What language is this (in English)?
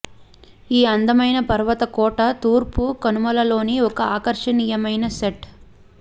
Telugu